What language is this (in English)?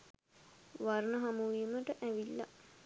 Sinhala